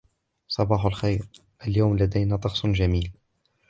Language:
Arabic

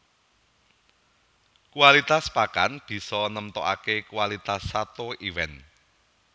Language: Javanese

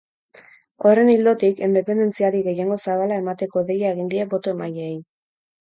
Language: Basque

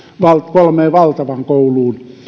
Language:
Finnish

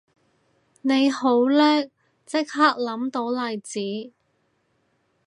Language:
Cantonese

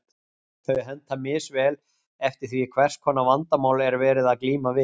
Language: Icelandic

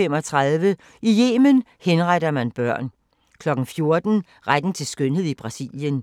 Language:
Danish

